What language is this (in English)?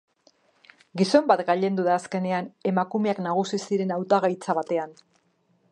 Basque